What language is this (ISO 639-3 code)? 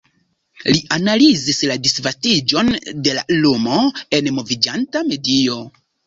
epo